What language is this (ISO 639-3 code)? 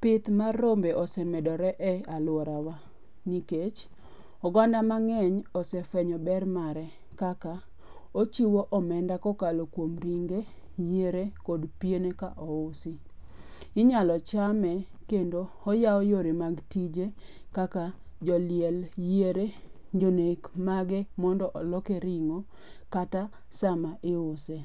luo